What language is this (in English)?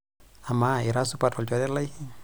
Masai